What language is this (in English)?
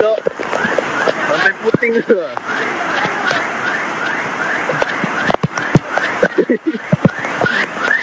Dutch